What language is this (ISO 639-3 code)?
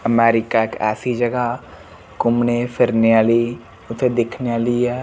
doi